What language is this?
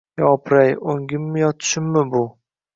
Uzbek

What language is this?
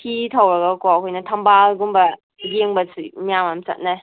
Manipuri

